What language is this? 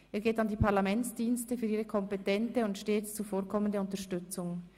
Swiss German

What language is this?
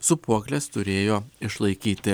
Lithuanian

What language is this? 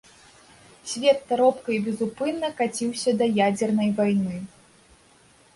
Belarusian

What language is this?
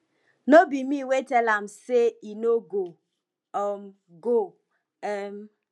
Nigerian Pidgin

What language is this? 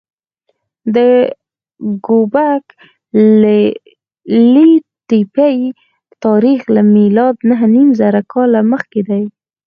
Pashto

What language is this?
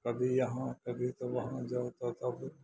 Maithili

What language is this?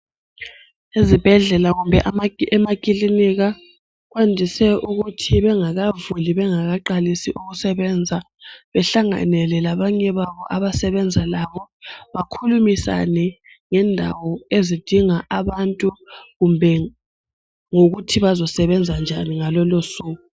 North Ndebele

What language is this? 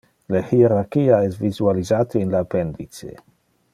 Interlingua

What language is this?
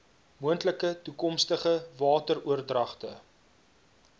Afrikaans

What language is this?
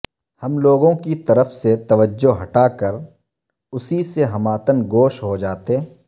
Urdu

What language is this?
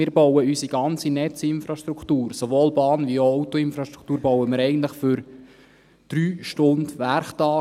Swiss German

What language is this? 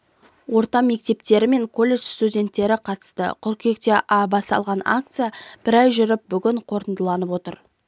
Kazakh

